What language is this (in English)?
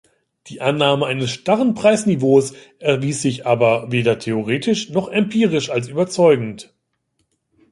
German